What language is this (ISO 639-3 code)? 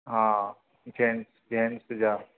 snd